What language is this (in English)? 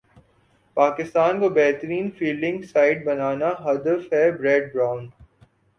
Urdu